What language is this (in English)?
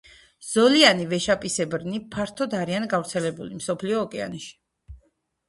Georgian